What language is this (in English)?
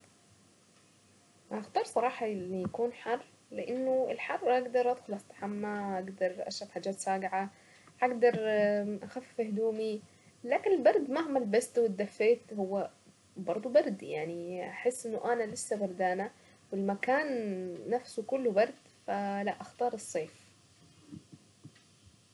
Saidi Arabic